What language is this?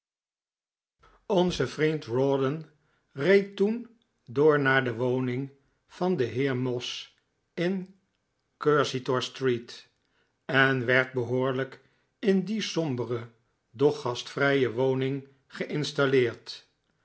Dutch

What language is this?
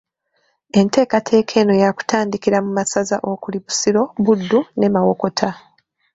Ganda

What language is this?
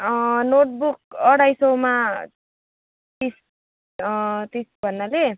Nepali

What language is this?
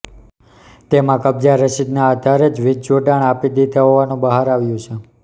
Gujarati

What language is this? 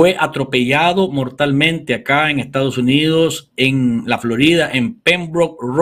Spanish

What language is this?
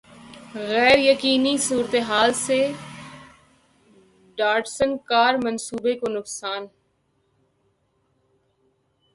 Urdu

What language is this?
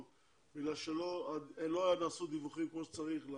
Hebrew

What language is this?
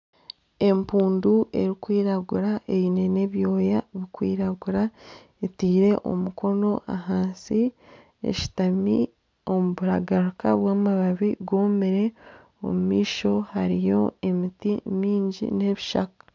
Nyankole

